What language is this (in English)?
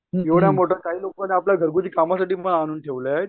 Marathi